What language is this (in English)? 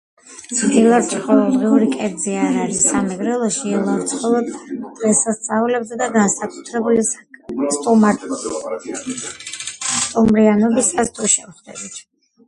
Georgian